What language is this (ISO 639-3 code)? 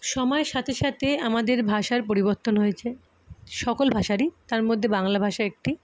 ben